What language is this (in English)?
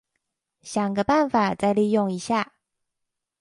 Chinese